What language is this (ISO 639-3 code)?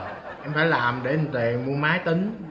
vie